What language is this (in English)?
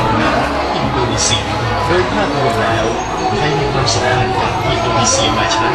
Thai